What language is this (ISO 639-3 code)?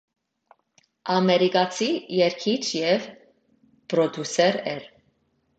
hye